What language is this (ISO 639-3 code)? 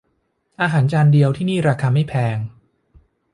tha